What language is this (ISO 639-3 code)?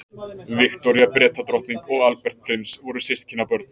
isl